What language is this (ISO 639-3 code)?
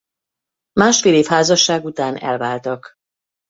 hun